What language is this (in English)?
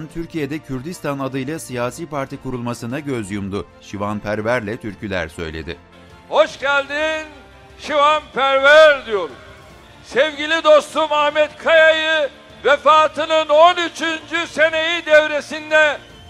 Turkish